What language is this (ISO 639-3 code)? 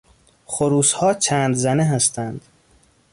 fas